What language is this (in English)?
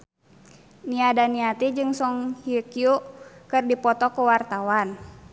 Sundanese